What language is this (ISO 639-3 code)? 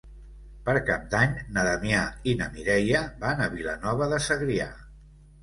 cat